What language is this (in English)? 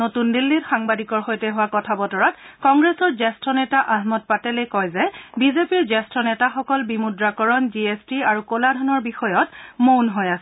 Assamese